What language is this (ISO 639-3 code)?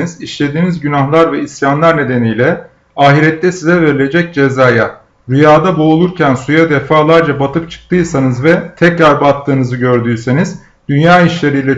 tur